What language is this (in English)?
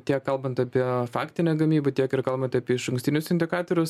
Lithuanian